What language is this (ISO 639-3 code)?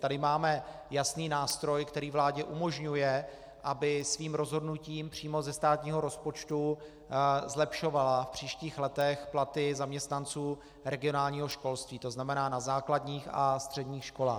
ces